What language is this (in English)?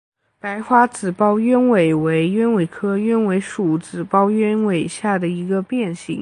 Chinese